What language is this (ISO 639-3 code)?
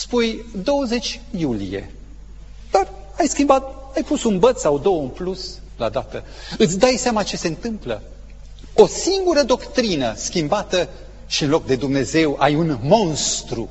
ron